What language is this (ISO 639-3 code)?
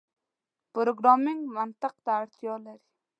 pus